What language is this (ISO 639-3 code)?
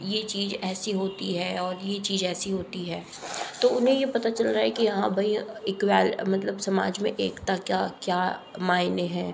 hin